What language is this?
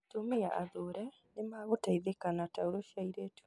Kikuyu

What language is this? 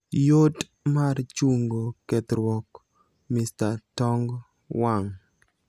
Luo (Kenya and Tanzania)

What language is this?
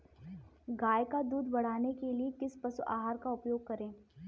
Hindi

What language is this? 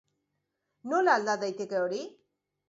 Basque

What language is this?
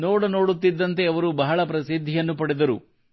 Kannada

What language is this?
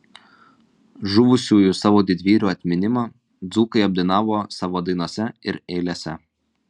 Lithuanian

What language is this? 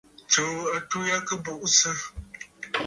Bafut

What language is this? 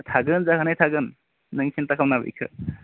Bodo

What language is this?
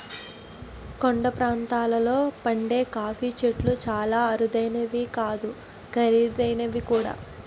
Telugu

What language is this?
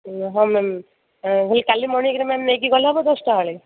Odia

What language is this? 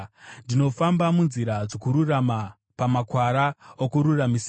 Shona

